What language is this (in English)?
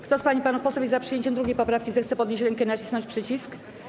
Polish